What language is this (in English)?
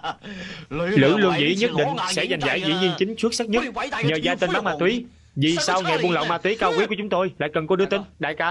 Vietnamese